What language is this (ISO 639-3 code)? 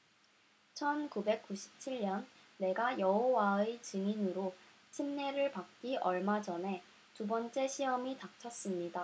kor